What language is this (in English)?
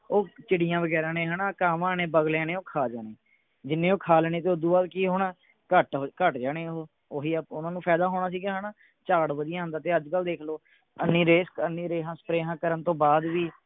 Punjabi